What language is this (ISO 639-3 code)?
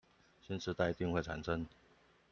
zho